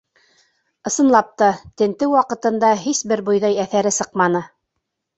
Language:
Bashkir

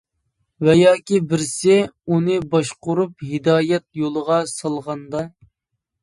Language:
Uyghur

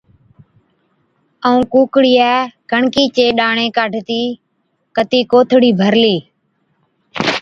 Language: Od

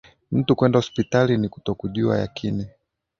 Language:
Swahili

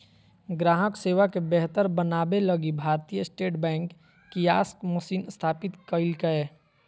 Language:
Magahi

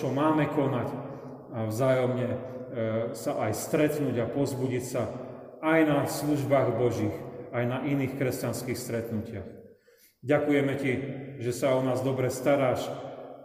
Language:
Slovak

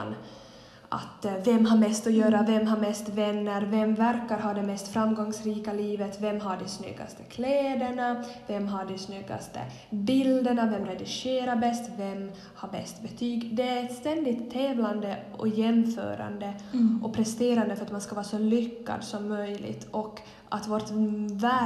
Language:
Swedish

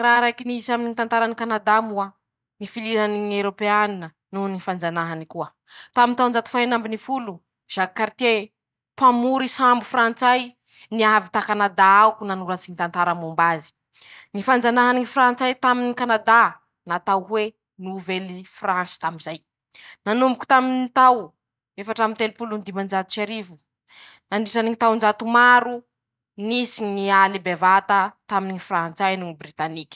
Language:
Masikoro Malagasy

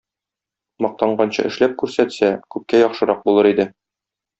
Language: Tatar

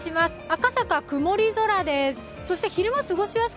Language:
Japanese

